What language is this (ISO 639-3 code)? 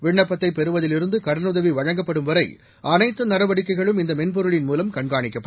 tam